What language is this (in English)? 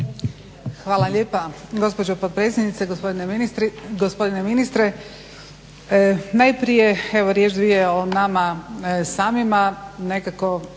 Croatian